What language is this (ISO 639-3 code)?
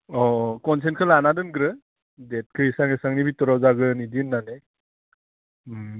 brx